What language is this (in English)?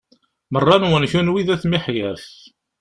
Kabyle